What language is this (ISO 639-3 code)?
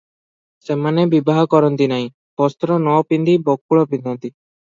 ori